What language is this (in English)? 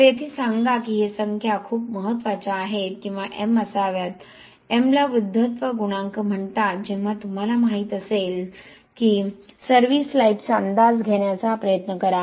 Marathi